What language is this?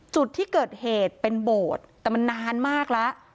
Thai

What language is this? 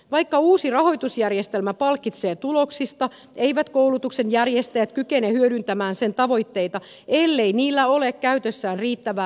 Finnish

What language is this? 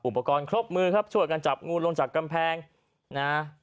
Thai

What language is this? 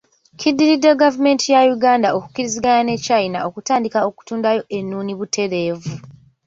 Ganda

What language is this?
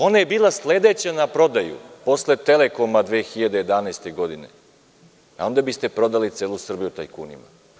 Serbian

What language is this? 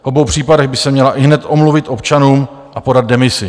Czech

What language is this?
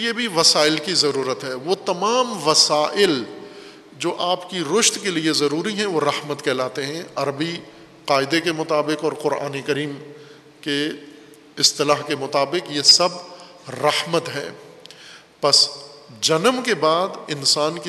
Urdu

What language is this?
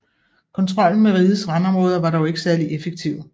Danish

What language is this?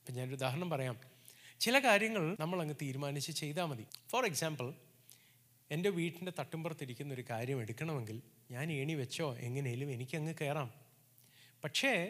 Malayalam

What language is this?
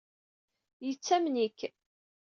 Kabyle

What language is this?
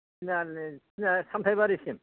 Bodo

